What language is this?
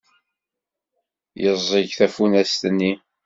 Kabyle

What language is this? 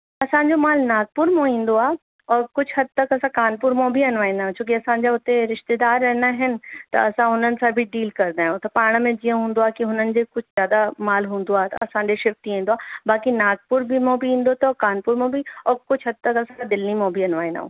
Sindhi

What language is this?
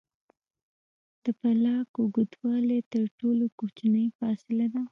Pashto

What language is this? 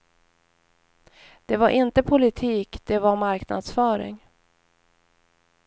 Swedish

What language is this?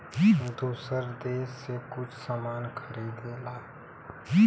Bhojpuri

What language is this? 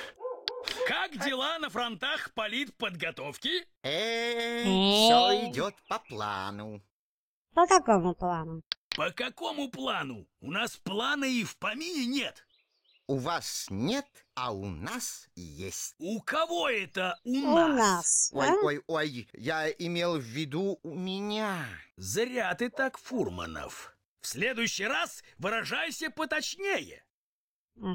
Russian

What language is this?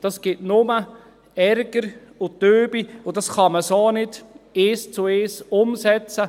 Swiss German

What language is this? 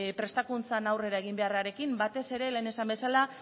Basque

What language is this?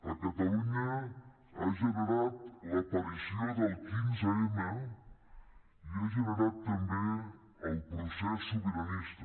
Catalan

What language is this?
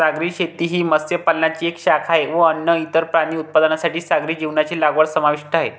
Marathi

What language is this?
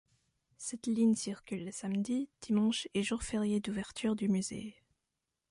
French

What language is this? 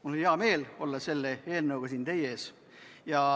Estonian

